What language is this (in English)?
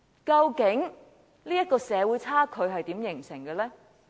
Cantonese